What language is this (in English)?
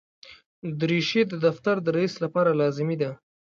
Pashto